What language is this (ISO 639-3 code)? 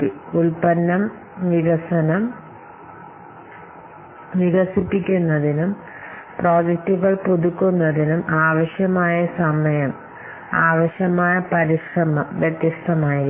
mal